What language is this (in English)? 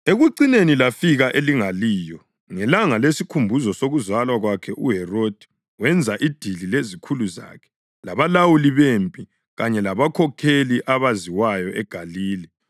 North Ndebele